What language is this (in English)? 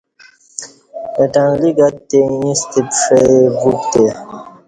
Kati